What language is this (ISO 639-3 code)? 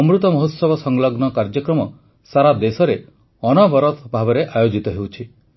ori